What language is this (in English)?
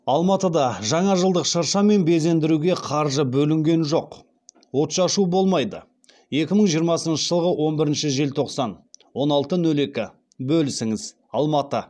Kazakh